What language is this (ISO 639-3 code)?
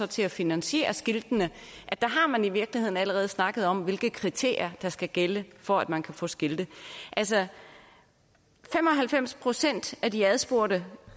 dan